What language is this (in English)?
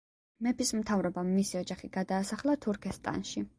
Georgian